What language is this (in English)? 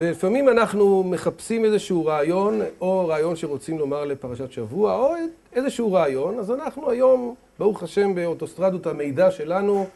Hebrew